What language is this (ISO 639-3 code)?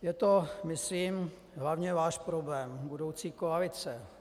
ces